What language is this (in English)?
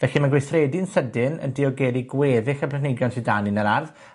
Welsh